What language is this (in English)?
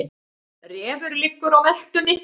Icelandic